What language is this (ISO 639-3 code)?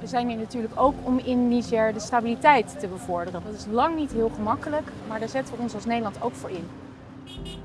nld